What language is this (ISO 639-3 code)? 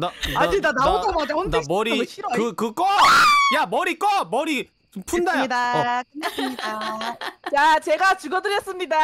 kor